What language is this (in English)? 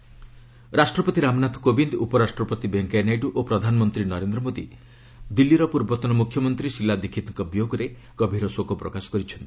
Odia